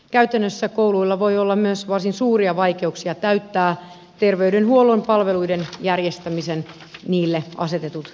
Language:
Finnish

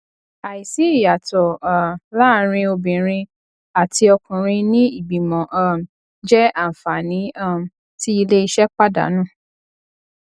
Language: Yoruba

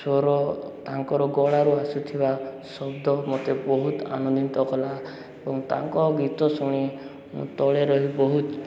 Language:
Odia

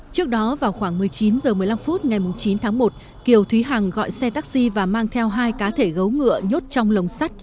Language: Vietnamese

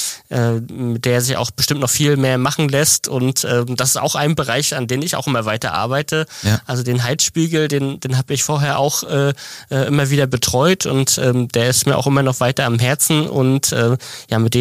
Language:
German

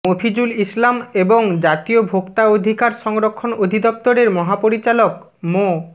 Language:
Bangla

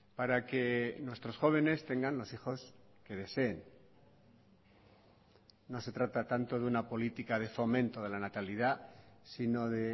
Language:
Spanish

